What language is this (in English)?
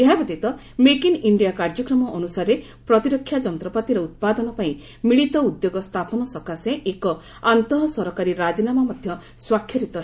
Odia